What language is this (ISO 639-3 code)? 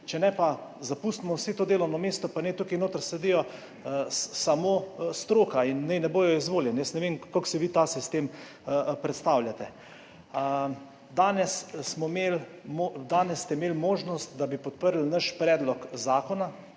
slv